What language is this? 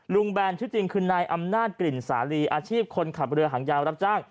Thai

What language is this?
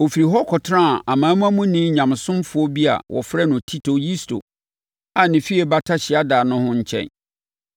Akan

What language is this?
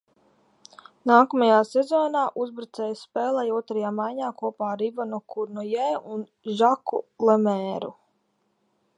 Latvian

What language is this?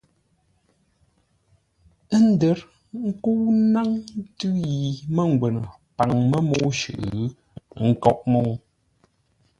Ngombale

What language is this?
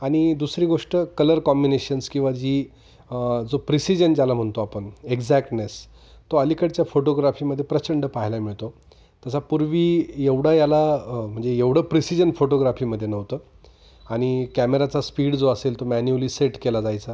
Marathi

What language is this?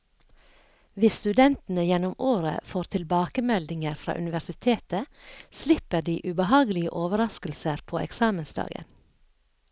Norwegian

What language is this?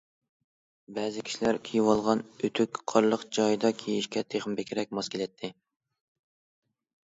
Uyghur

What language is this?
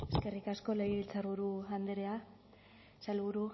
Basque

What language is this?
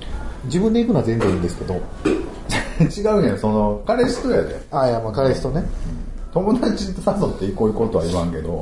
Japanese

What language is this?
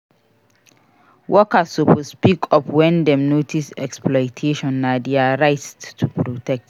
Nigerian Pidgin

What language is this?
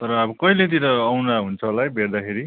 Nepali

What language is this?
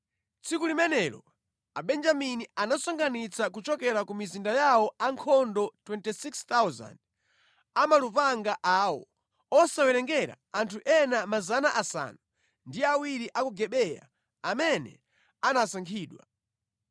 Nyanja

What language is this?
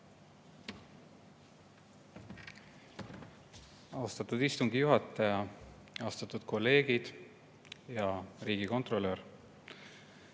Estonian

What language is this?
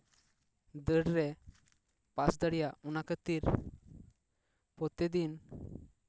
Santali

